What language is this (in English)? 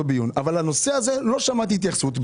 Hebrew